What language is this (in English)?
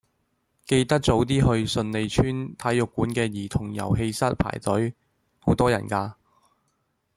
Cantonese